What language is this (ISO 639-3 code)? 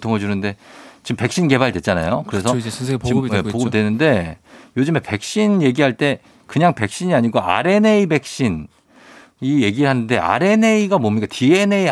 kor